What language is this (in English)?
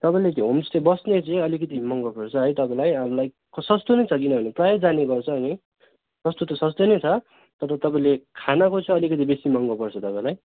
Nepali